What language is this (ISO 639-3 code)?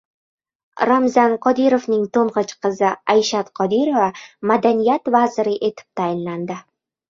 uzb